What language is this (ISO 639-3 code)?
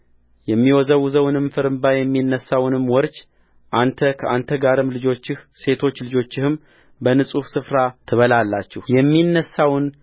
amh